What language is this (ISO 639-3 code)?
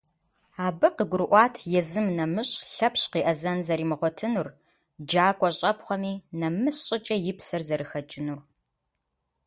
kbd